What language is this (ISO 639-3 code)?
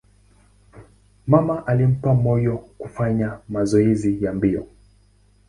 swa